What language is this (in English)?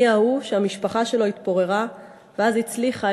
Hebrew